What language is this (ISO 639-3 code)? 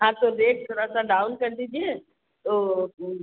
hin